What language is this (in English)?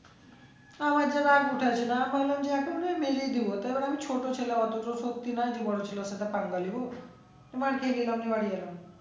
Bangla